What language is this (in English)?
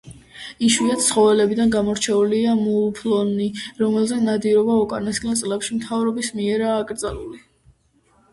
Georgian